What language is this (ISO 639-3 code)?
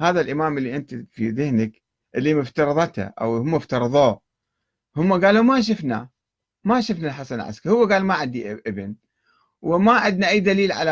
ara